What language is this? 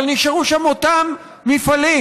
Hebrew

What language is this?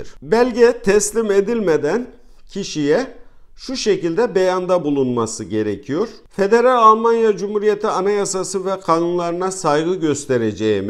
Turkish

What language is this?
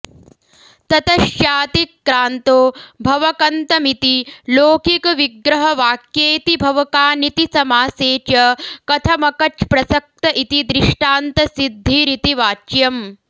Sanskrit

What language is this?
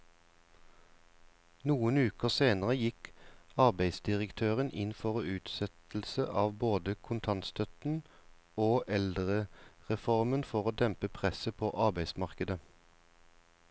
Norwegian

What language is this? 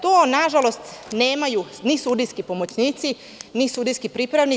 Serbian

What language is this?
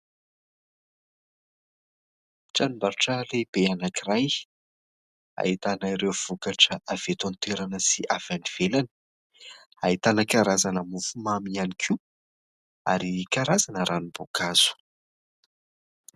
Malagasy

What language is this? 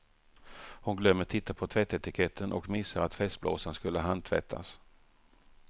Swedish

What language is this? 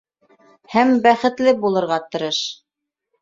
Bashkir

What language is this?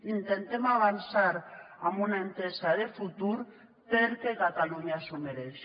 Catalan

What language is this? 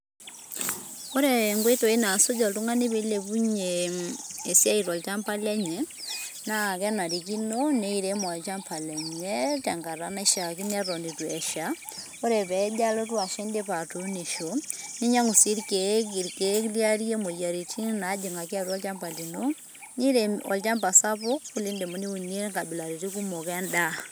Masai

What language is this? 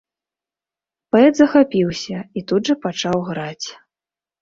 Belarusian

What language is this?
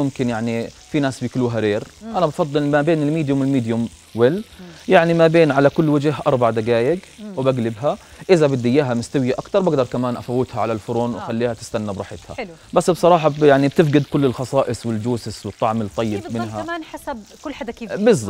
Arabic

